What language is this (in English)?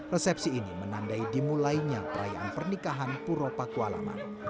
Indonesian